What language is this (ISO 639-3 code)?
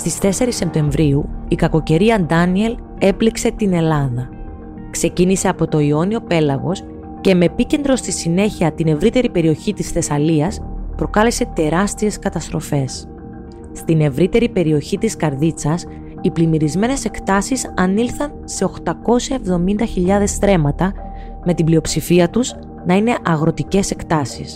ell